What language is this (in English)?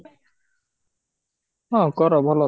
Odia